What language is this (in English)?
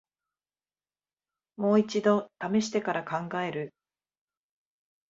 Japanese